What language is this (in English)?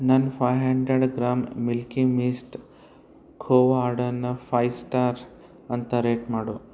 Kannada